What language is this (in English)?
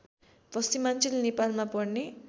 Nepali